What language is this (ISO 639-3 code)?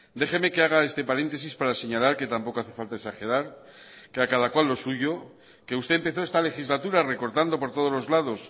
spa